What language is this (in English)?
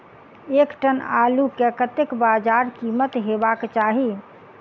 Maithili